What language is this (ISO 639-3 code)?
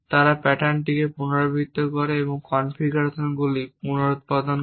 ben